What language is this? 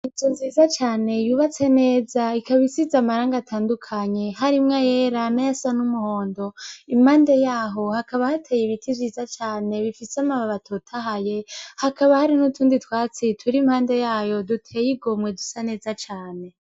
Rundi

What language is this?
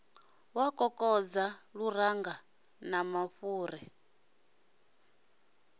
Venda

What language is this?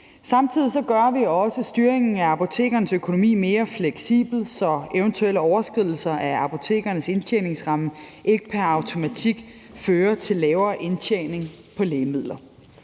Danish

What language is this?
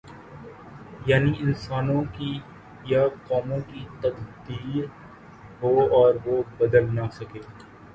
Urdu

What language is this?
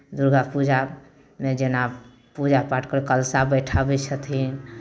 Maithili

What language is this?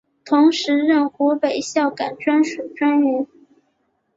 Chinese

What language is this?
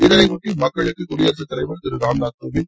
Tamil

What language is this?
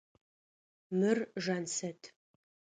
Adyghe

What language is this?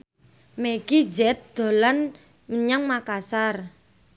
Javanese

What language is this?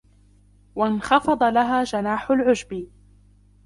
Arabic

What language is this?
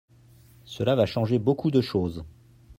French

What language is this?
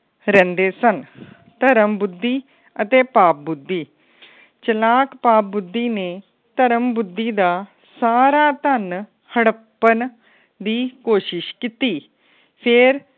Punjabi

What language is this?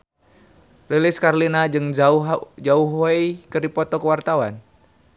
Sundanese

